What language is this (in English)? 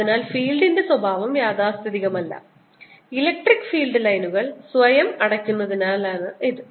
Malayalam